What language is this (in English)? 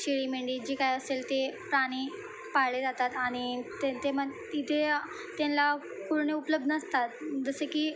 Marathi